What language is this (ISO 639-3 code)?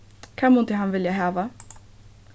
fao